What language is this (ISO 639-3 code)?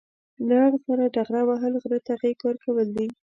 pus